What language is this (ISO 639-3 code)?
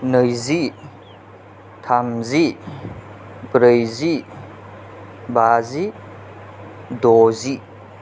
brx